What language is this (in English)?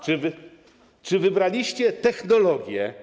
Polish